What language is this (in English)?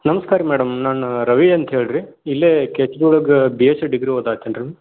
Kannada